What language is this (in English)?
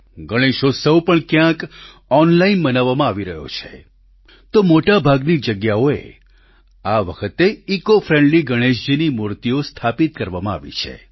Gujarati